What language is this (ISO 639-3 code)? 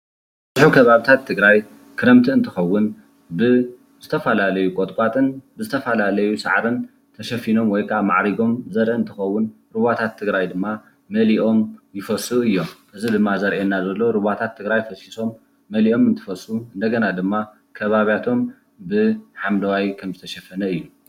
tir